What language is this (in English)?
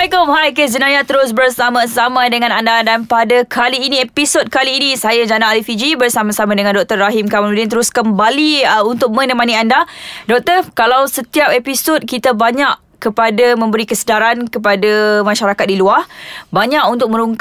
Malay